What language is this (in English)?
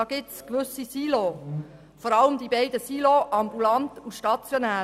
Swiss German